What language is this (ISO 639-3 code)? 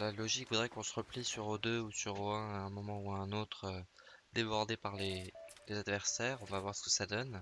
fra